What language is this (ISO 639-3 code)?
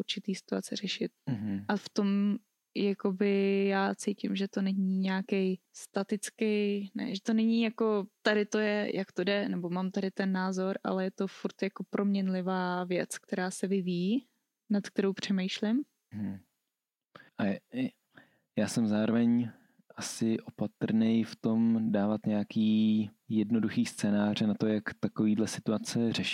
ces